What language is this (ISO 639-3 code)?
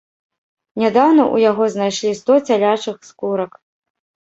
bel